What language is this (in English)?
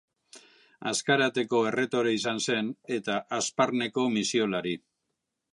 Basque